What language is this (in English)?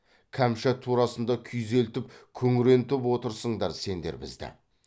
Kazakh